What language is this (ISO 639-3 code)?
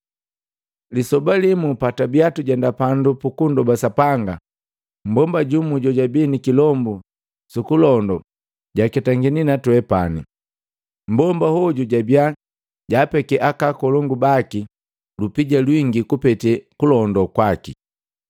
mgv